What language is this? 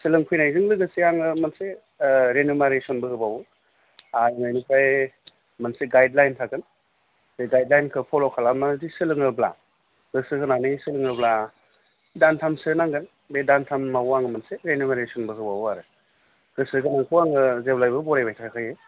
Bodo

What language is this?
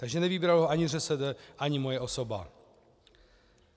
Czech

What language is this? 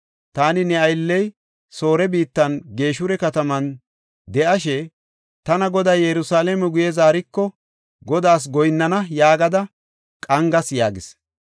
Gofa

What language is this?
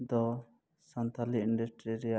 Santali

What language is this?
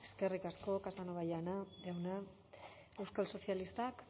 Basque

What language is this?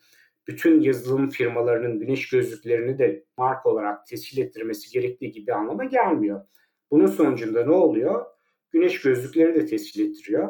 Turkish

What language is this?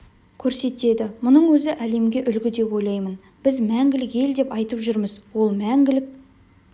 Kazakh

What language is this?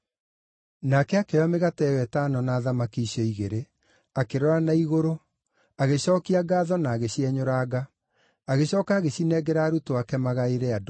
Kikuyu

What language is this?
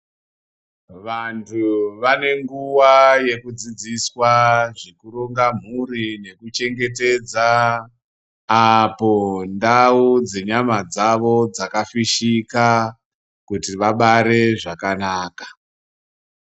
Ndau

